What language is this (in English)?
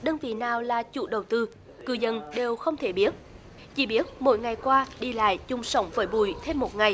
Vietnamese